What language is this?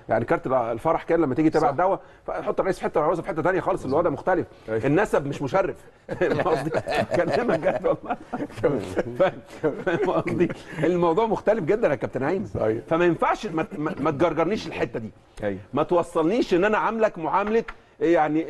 Arabic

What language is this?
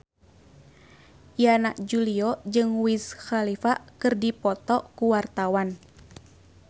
Sundanese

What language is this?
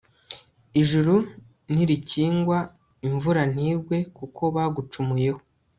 Kinyarwanda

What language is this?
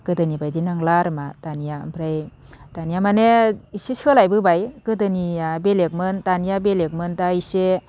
Bodo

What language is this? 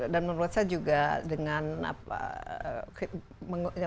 Indonesian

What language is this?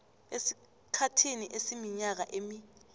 South Ndebele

